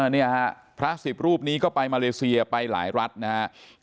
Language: Thai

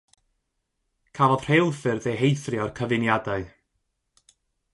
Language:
Welsh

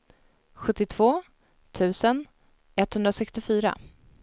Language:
Swedish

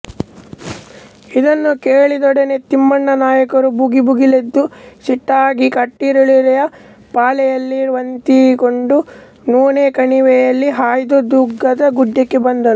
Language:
Kannada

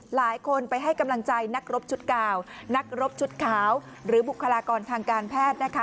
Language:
Thai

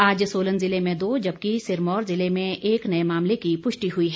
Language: Hindi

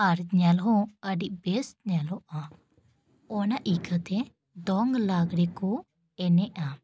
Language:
Santali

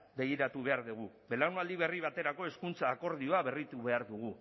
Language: Basque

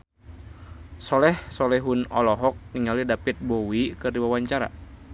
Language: Sundanese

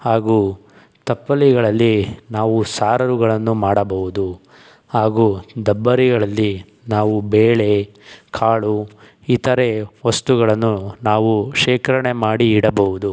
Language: Kannada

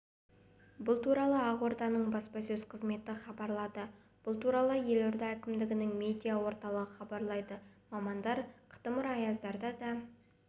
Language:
Kazakh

